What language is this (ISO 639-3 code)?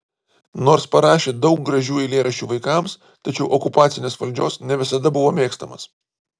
lit